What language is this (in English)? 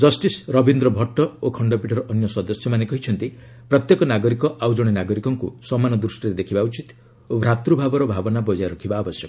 Odia